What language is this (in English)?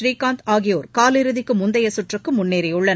Tamil